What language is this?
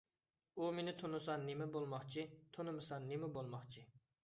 Uyghur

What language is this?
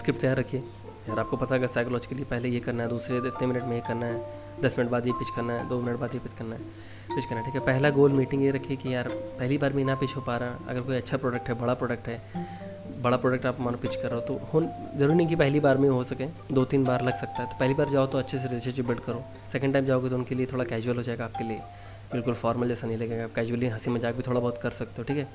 Hindi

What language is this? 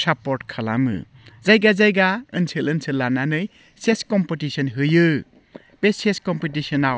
Bodo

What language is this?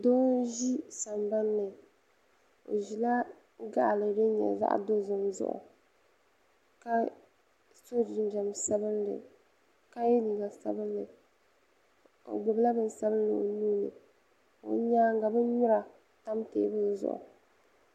Dagbani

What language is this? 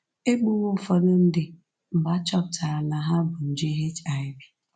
Igbo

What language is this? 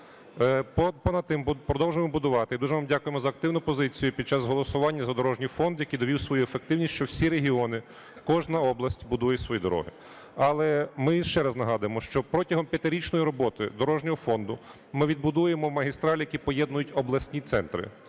Ukrainian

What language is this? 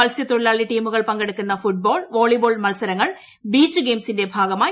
Malayalam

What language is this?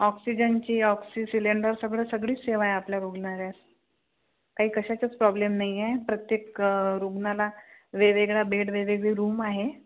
Marathi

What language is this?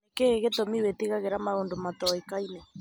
Kikuyu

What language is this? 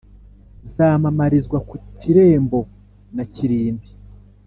Kinyarwanda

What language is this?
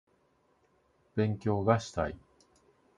Japanese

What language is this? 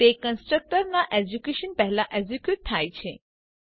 Gujarati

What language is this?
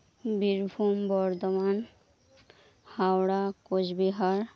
Santali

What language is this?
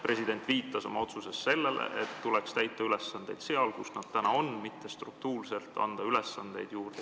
Estonian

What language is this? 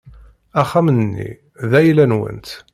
Kabyle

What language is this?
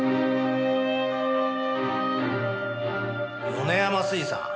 Japanese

